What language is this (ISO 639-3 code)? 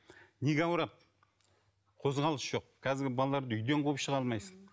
kaz